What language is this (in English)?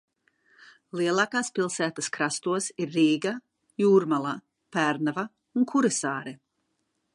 Latvian